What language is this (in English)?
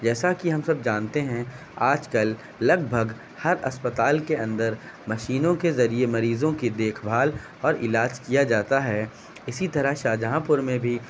Urdu